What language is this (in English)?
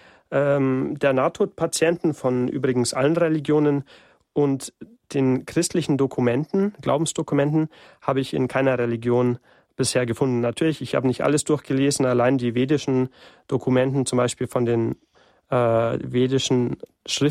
German